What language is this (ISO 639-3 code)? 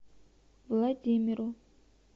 rus